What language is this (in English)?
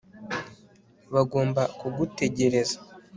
Kinyarwanda